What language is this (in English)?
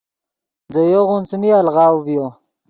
Yidgha